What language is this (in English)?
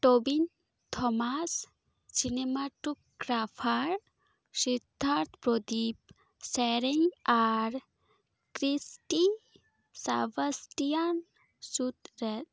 Santali